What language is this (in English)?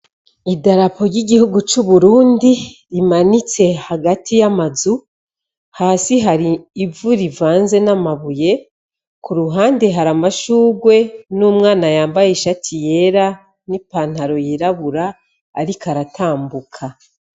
Rundi